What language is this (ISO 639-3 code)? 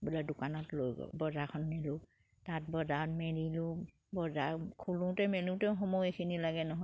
asm